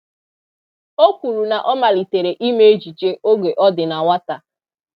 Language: Igbo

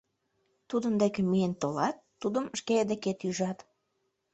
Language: Mari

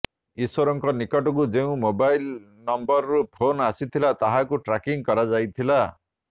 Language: Odia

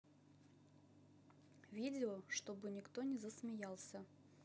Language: Russian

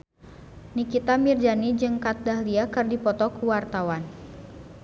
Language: Sundanese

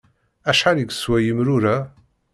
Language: Kabyle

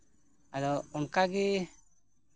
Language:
Santali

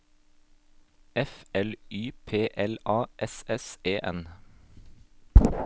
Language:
Norwegian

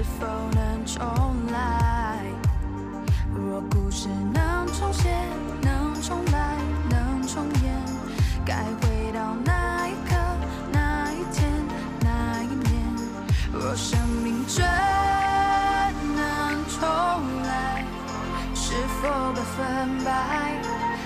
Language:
Thai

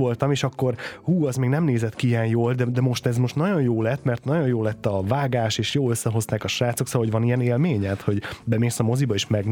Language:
Hungarian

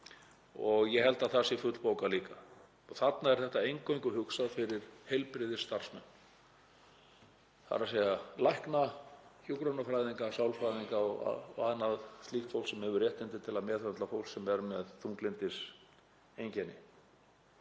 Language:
Icelandic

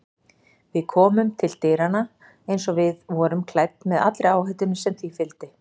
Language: Icelandic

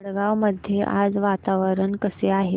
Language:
Marathi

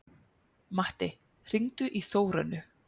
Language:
Icelandic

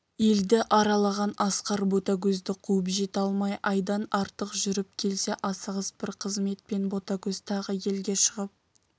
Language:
Kazakh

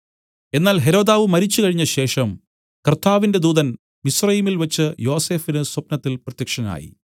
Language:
Malayalam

